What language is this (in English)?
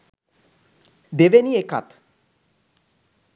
Sinhala